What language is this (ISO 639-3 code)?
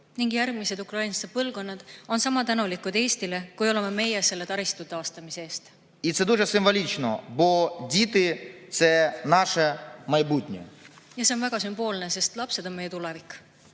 est